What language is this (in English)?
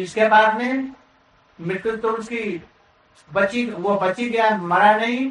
Hindi